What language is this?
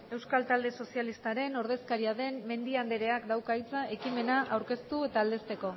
Basque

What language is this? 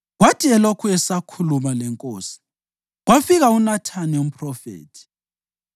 North Ndebele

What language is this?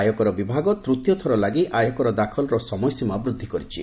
Odia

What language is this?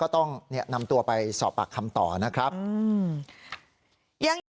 Thai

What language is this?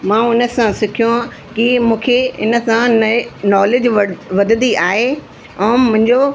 Sindhi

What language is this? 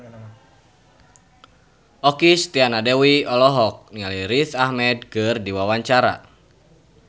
Sundanese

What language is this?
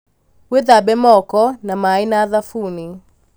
Kikuyu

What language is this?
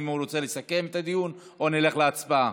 Hebrew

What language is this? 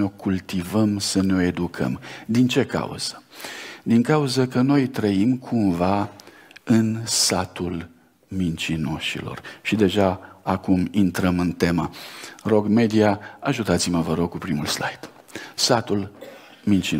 Romanian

